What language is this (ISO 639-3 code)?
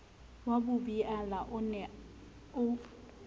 sot